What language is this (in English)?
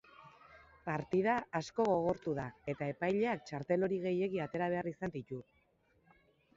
Basque